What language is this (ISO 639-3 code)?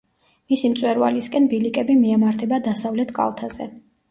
kat